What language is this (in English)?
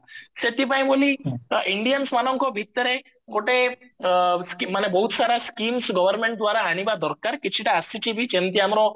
Odia